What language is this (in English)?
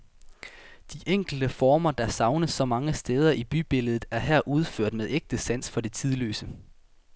Danish